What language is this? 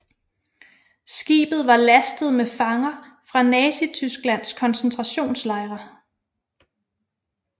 Danish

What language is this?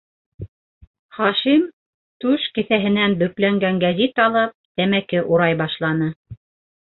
Bashkir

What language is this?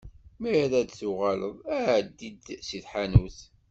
Kabyle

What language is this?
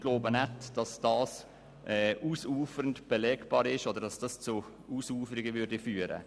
Swiss German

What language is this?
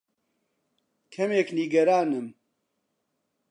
Central Kurdish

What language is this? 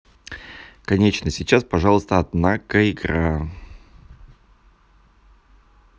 Russian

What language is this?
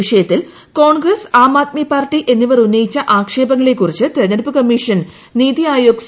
Malayalam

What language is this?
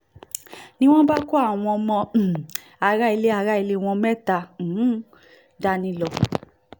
Yoruba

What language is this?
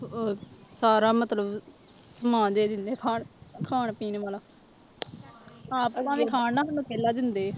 Punjabi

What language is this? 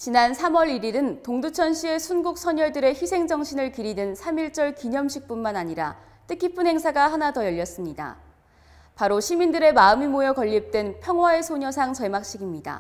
Korean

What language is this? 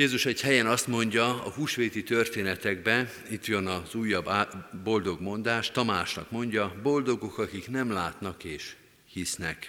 Hungarian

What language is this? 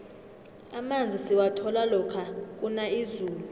South Ndebele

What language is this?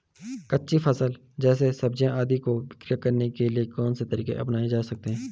Hindi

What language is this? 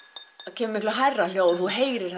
Icelandic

